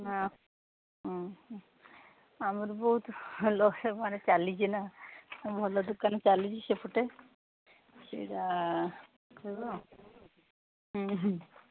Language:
Odia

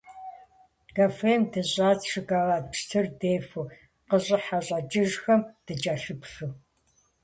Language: Kabardian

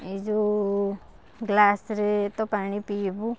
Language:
Odia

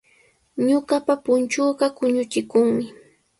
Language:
Sihuas Ancash Quechua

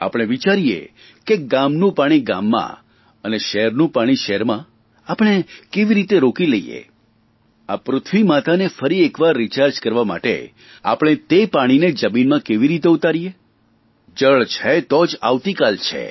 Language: Gujarati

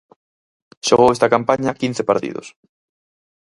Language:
Galician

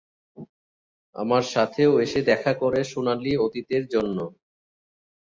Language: Bangla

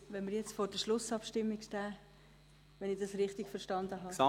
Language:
Swiss German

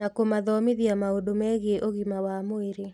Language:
Kikuyu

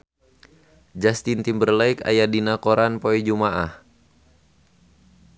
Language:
Sundanese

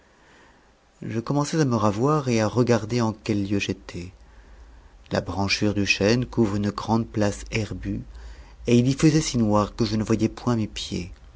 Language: French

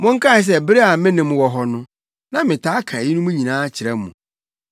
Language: Akan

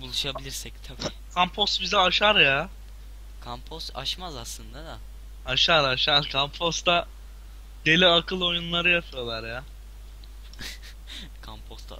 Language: Turkish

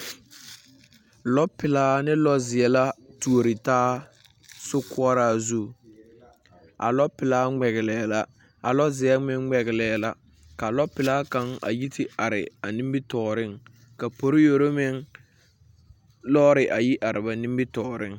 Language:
Southern Dagaare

